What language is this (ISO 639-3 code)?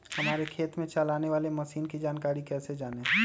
mag